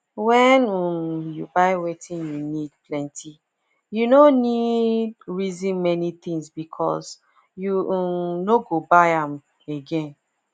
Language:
Nigerian Pidgin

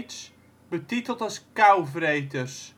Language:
Dutch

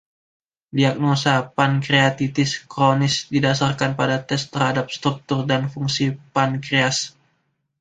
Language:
Indonesian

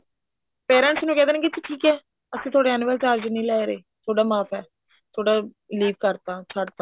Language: Punjabi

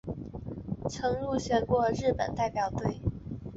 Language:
Chinese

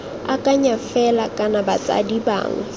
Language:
Tswana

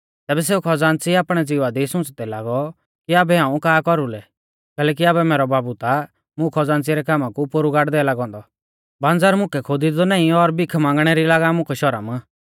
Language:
Mahasu Pahari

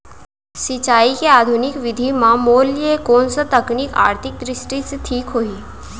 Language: Chhattisgarhi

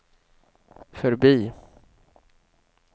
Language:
Swedish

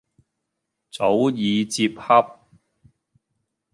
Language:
Cantonese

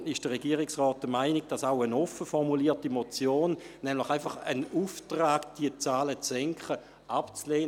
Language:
Swiss German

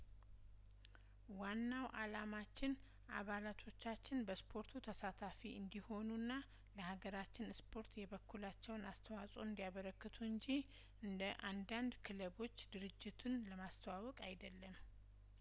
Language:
Amharic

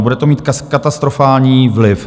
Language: Czech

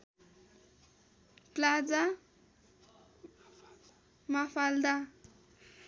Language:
Nepali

